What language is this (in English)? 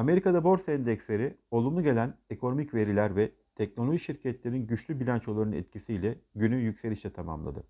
Turkish